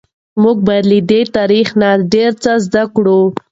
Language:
Pashto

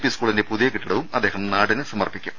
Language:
Malayalam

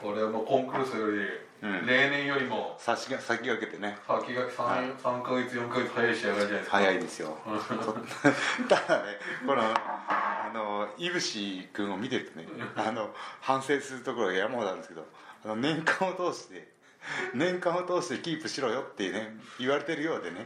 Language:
Japanese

